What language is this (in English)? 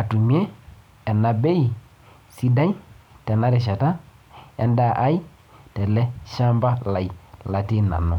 Masai